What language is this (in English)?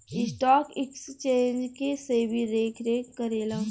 Bhojpuri